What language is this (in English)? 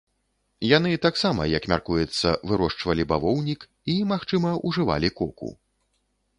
Belarusian